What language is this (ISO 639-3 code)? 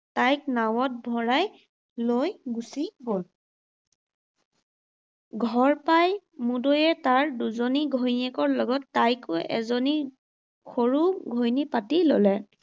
asm